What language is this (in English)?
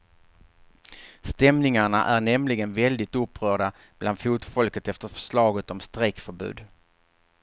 Swedish